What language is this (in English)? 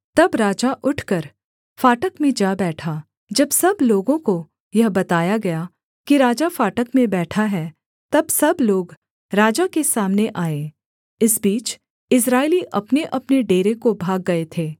Hindi